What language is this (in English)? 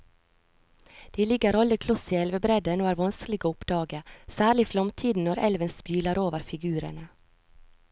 Norwegian